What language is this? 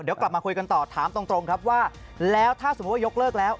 Thai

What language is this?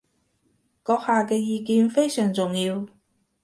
Cantonese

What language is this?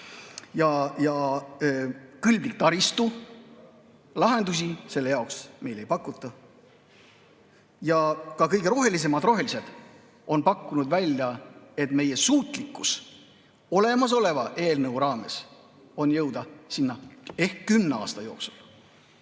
Estonian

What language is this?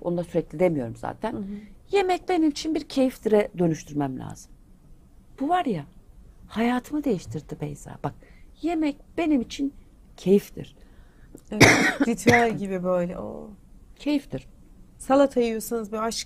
Turkish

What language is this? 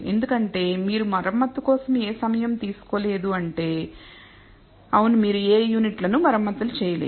Telugu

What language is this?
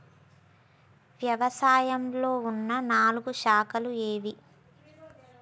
Telugu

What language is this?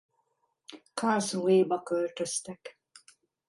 Hungarian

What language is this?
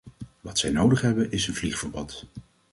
Dutch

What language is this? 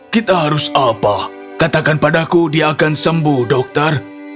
Indonesian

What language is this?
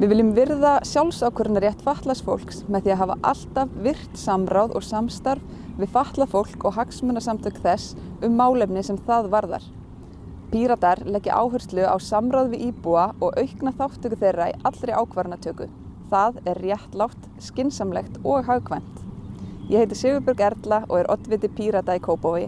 Icelandic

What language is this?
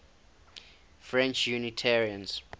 English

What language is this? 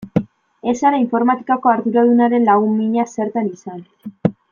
Basque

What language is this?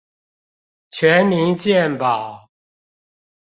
Chinese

